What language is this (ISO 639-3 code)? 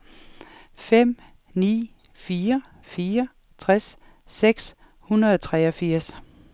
dan